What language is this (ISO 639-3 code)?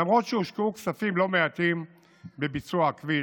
heb